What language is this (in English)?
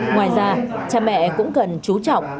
Vietnamese